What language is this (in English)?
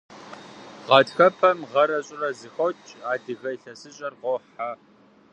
Kabardian